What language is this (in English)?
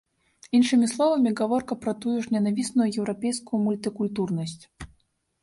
Belarusian